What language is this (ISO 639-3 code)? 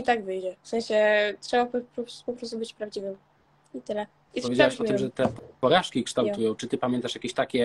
pol